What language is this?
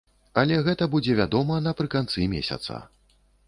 Belarusian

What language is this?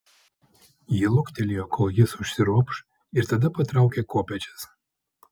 Lithuanian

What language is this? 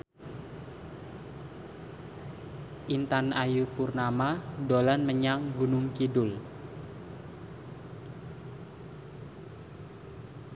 Javanese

